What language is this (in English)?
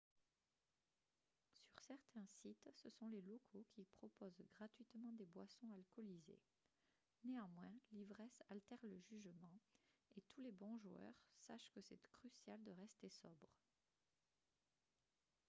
French